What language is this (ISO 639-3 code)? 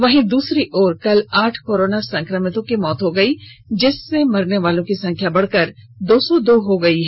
hin